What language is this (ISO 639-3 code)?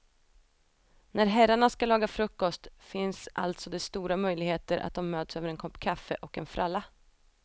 swe